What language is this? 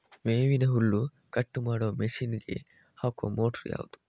Kannada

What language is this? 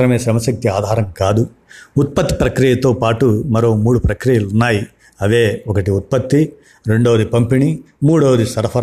Telugu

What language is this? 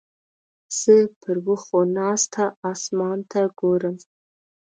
Pashto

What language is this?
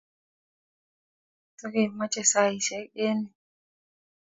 Kalenjin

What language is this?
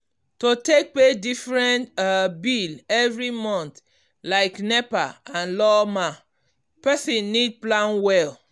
Nigerian Pidgin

